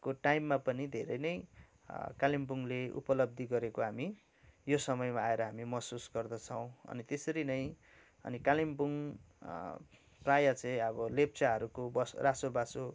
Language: Nepali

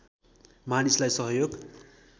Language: Nepali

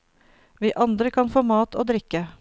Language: Norwegian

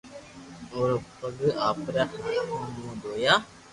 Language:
Loarki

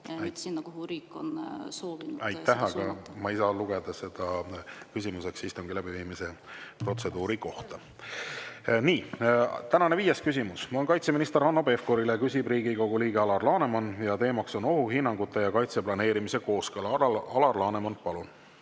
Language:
Estonian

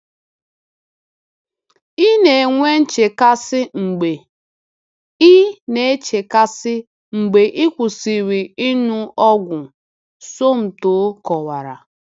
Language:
Igbo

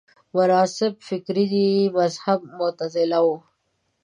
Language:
Pashto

